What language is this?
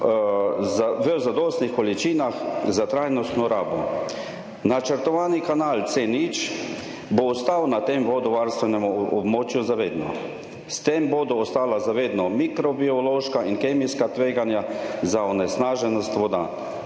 Slovenian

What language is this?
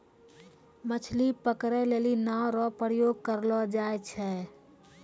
Maithili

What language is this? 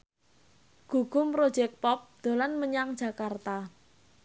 Javanese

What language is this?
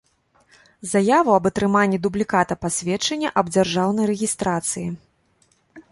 Belarusian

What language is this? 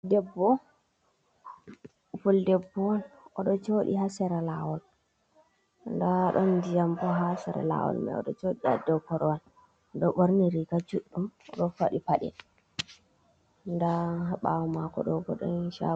Fula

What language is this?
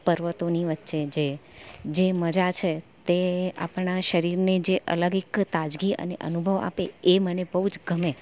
Gujarati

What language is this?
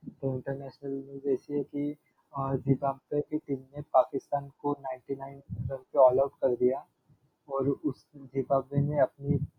Hindi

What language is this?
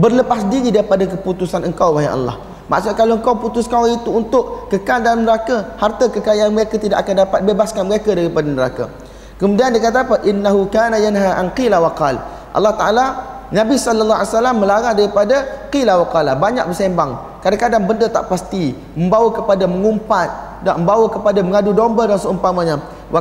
Malay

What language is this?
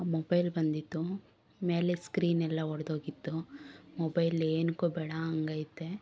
Kannada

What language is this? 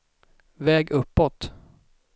Swedish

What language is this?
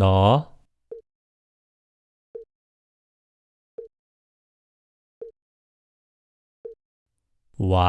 Korean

